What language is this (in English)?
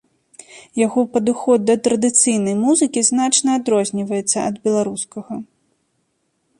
Belarusian